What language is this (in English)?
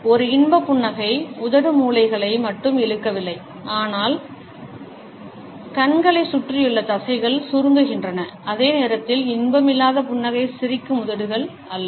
Tamil